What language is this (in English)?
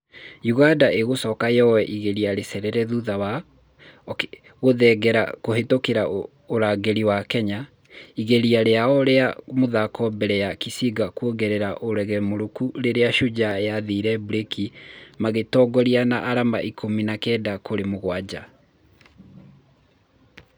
Kikuyu